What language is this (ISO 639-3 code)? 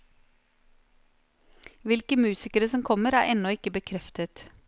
nor